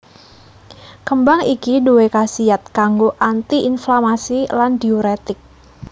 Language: Javanese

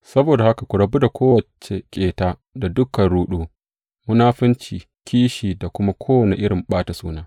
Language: Hausa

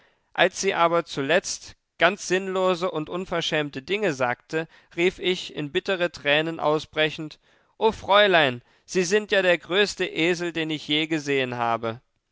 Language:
German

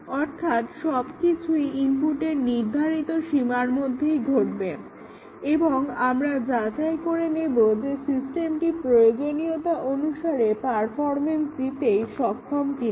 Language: Bangla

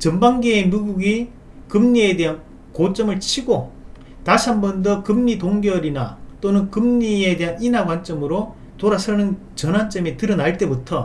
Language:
Korean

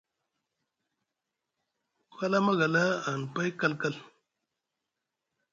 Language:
Musgu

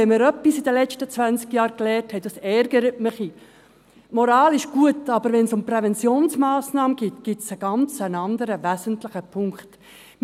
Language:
Swiss German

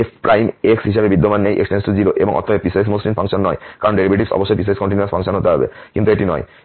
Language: Bangla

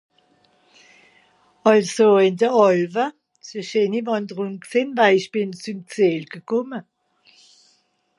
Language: Swiss German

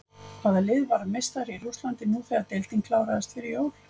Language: Icelandic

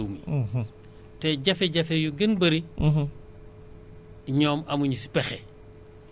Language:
Wolof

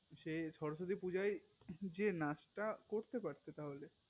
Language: Bangla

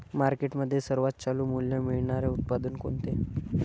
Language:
Marathi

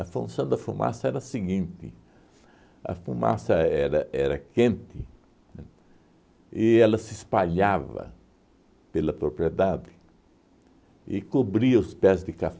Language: Portuguese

